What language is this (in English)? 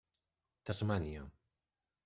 Catalan